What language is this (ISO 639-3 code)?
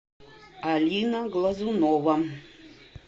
rus